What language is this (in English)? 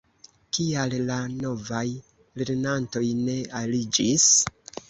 Esperanto